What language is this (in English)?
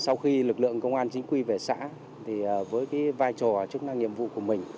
Vietnamese